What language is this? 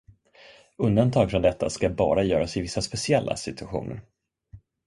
Swedish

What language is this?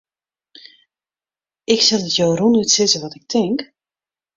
Western Frisian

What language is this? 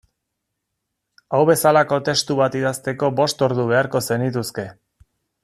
Basque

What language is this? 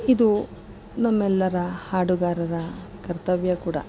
Kannada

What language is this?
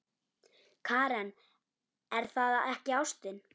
Icelandic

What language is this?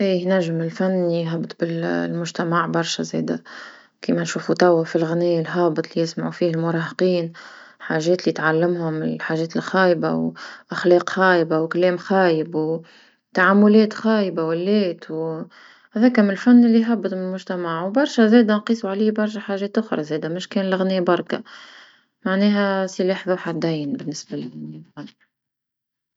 Tunisian Arabic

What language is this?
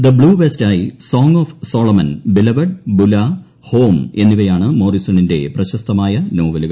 Malayalam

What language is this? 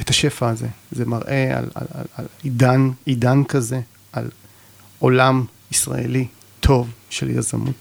Hebrew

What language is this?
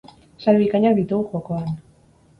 Basque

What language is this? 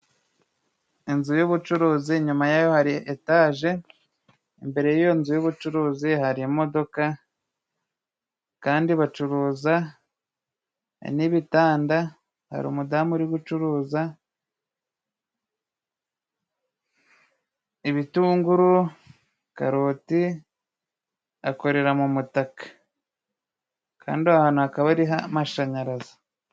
Kinyarwanda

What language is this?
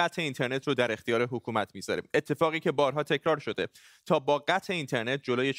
Persian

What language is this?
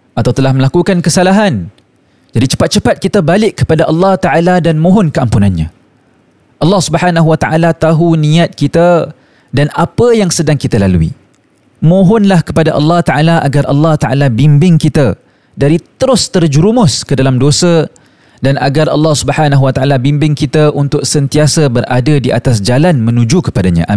Malay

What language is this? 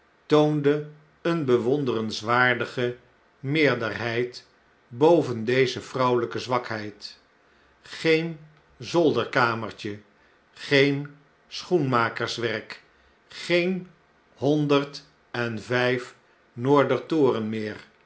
Dutch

